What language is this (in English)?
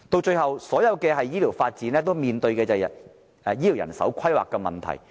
Cantonese